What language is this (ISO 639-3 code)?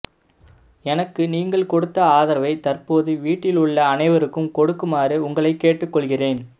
tam